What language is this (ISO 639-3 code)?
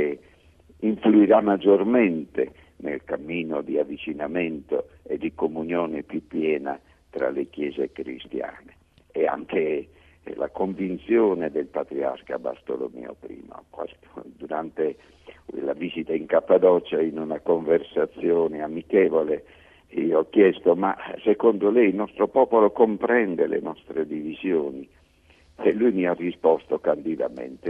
ita